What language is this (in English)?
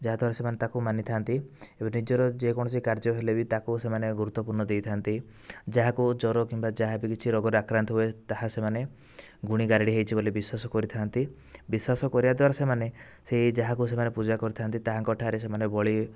Odia